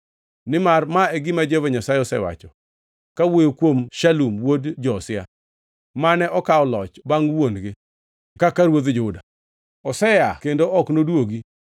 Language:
Luo (Kenya and Tanzania)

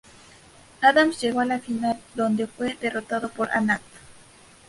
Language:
Spanish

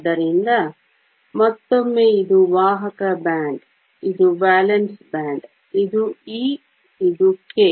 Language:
Kannada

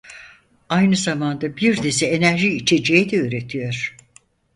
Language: Turkish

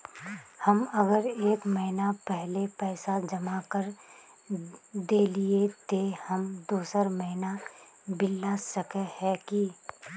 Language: Magahi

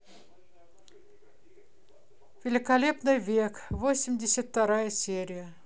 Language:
Russian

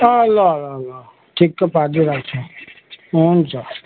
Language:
Nepali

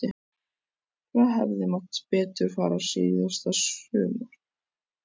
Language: Icelandic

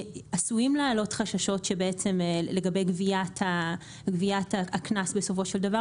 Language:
Hebrew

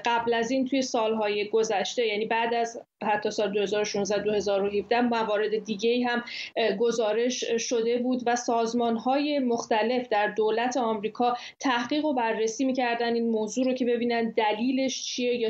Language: Persian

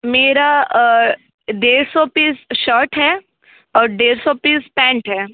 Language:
Hindi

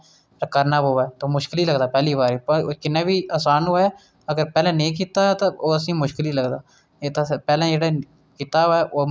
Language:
Dogri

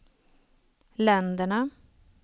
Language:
Swedish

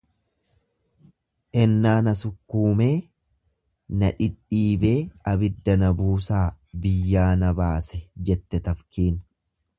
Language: Oromo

